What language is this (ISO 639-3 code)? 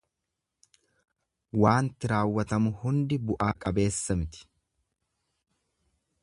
orm